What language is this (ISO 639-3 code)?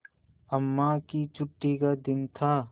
hin